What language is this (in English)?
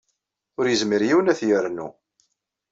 Kabyle